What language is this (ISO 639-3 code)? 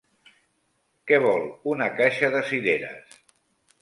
cat